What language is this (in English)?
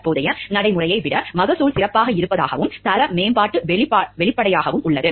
Tamil